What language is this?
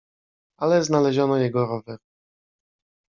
Polish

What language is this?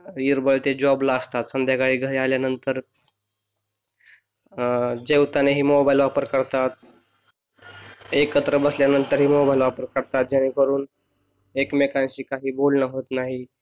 Marathi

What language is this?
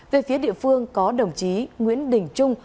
Vietnamese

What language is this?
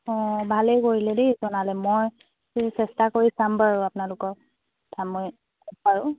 Assamese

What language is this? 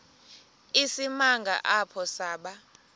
Xhosa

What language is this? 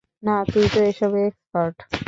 Bangla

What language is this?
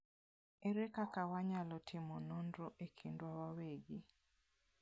Luo (Kenya and Tanzania)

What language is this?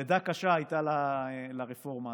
Hebrew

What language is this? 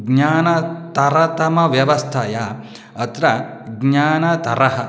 Sanskrit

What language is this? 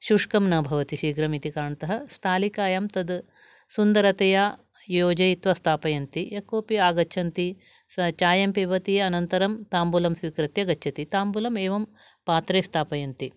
Sanskrit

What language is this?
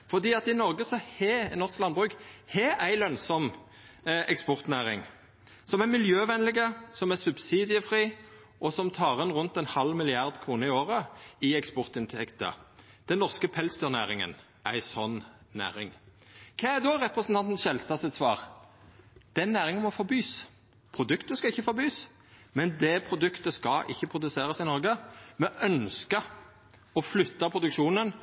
Norwegian Nynorsk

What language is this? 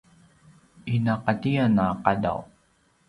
Paiwan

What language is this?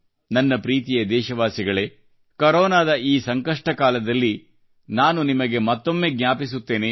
Kannada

